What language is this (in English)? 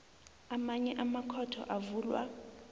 South Ndebele